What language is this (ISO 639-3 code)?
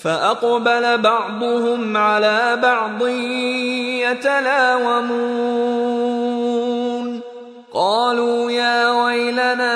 fil